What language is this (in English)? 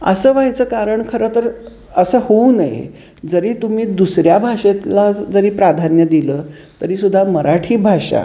Marathi